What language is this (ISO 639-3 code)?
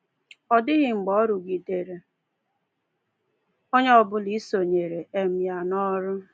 ibo